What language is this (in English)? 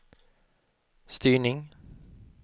Swedish